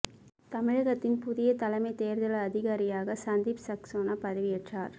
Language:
Tamil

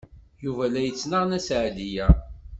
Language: Kabyle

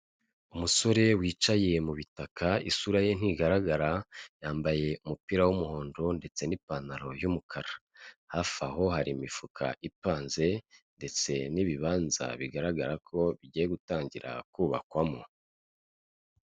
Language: Kinyarwanda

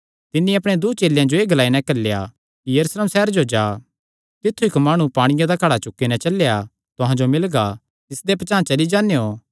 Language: Kangri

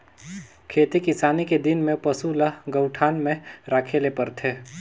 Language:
Chhattisgarhi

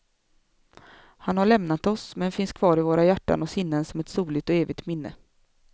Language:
Swedish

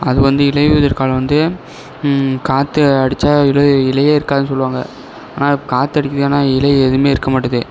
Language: Tamil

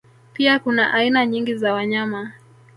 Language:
Swahili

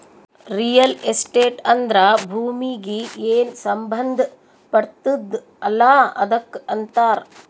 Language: Kannada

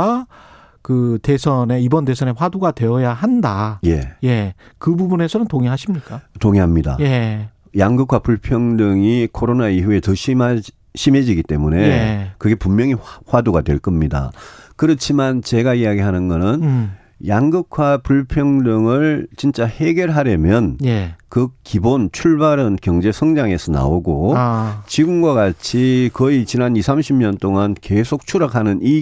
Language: Korean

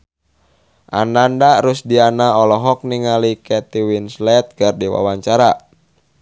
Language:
Sundanese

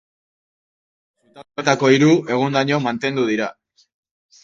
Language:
Basque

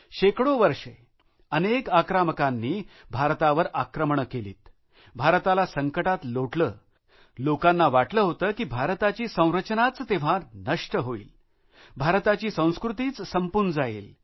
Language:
Marathi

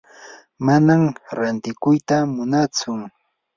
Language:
Yanahuanca Pasco Quechua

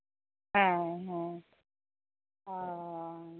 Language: Santali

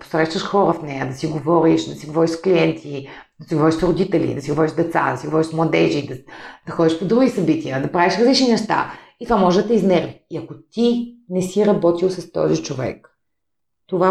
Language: Bulgarian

